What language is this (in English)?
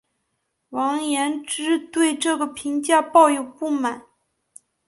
Chinese